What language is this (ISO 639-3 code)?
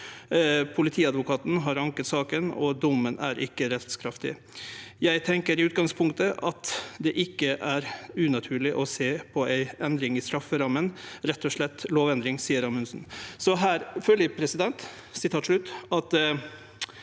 nor